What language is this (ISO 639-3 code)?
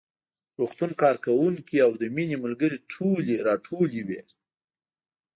pus